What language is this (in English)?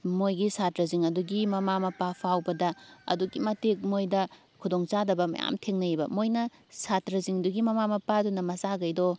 Manipuri